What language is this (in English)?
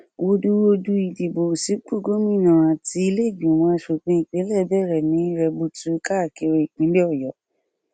Yoruba